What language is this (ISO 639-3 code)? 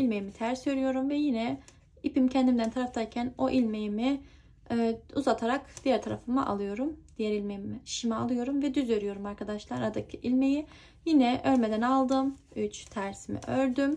tur